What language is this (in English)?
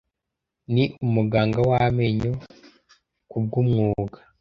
Kinyarwanda